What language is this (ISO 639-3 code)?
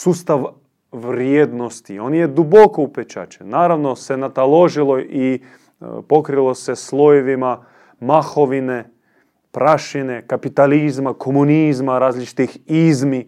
hrv